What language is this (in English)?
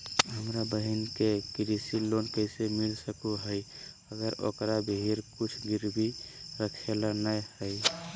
Magahi